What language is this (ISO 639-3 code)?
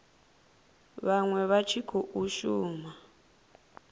ven